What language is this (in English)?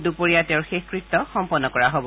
Assamese